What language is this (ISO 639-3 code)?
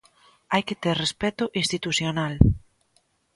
glg